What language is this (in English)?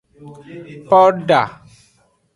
Aja (Benin)